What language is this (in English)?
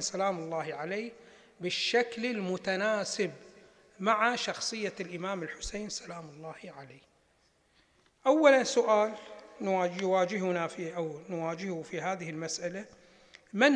Arabic